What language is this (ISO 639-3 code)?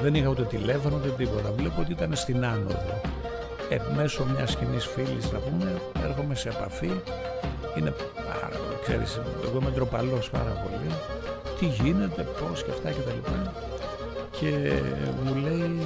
ell